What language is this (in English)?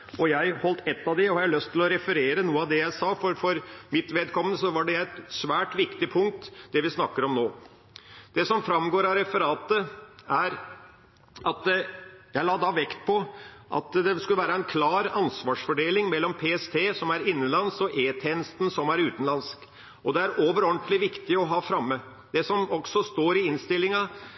Norwegian Bokmål